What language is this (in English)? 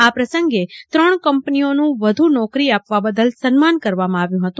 Gujarati